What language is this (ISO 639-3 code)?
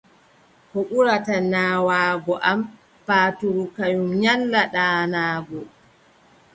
fub